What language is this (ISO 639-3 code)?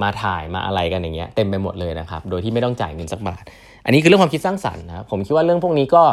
tha